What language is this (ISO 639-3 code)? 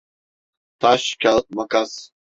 tur